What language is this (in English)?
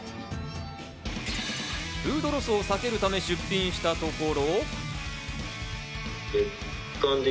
Japanese